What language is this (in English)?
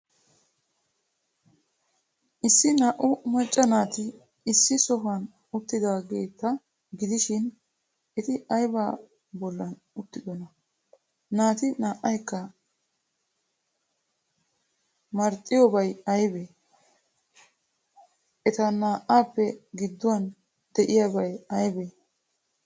Wolaytta